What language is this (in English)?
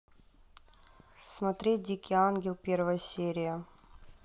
Russian